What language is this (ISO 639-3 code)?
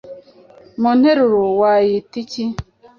kin